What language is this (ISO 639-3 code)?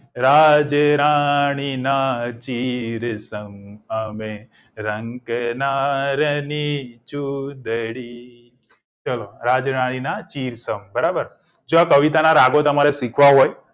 guj